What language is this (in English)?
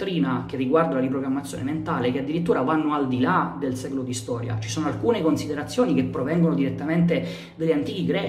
Italian